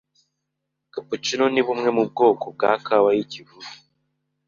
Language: Kinyarwanda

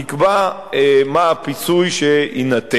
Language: Hebrew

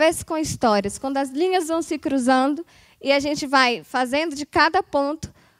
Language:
Portuguese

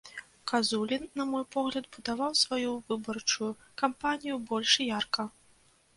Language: Belarusian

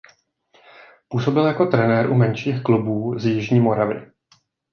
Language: Czech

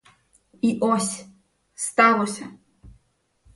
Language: Ukrainian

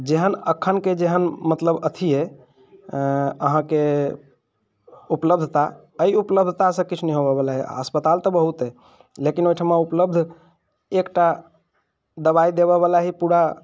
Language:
Maithili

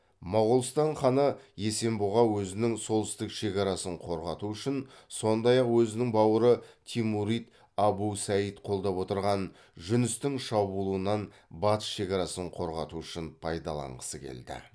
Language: Kazakh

